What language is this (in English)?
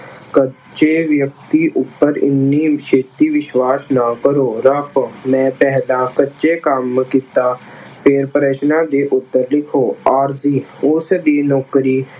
Punjabi